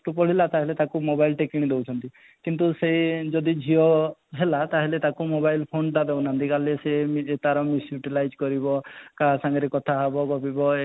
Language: Odia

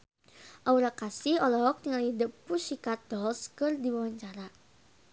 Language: Sundanese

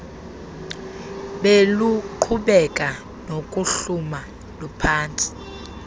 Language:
Xhosa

